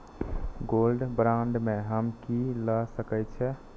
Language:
Maithili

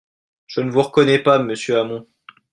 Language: French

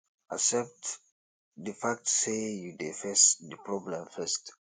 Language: Nigerian Pidgin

